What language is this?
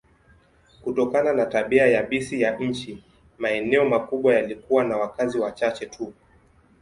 Swahili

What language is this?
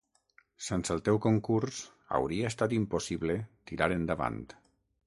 Catalan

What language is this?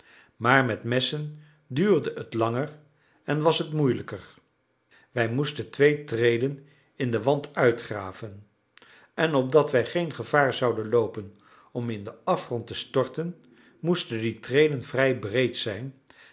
Dutch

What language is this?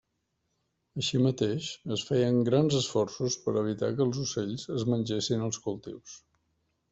Catalan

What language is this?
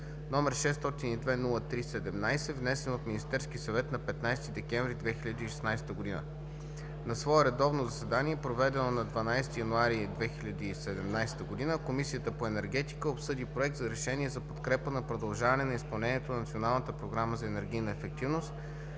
Bulgarian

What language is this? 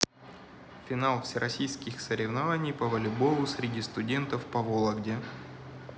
Russian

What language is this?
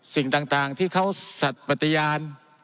Thai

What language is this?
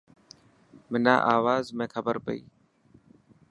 Dhatki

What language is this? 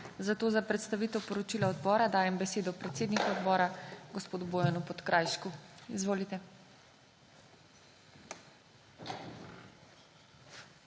Slovenian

